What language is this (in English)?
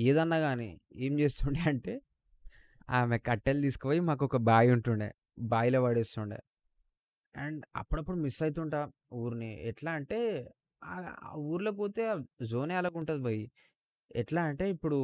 Telugu